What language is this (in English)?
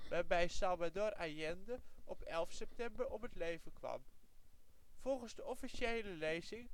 Dutch